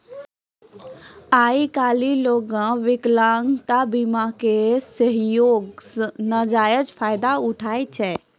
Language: Maithili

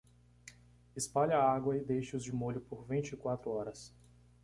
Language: Portuguese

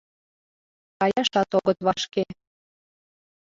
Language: Mari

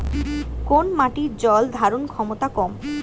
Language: Bangla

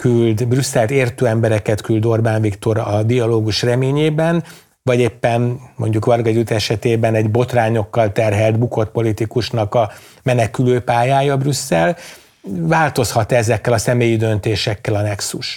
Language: Hungarian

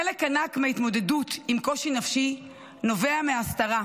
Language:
Hebrew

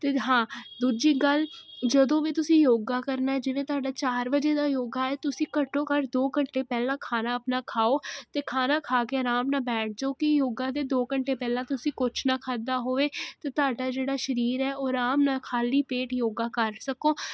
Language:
Punjabi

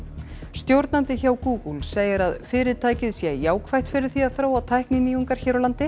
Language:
Icelandic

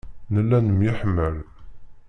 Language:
Kabyle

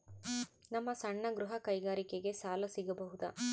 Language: Kannada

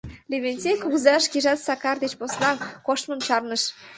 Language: Mari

